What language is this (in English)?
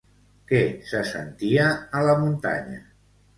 Catalan